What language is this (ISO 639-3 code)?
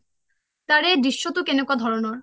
asm